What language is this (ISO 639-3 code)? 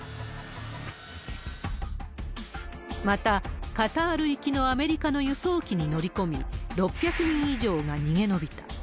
jpn